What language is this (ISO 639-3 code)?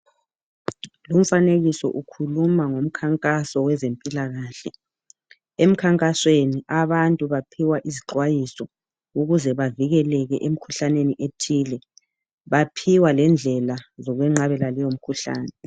nde